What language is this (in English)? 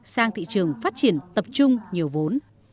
Vietnamese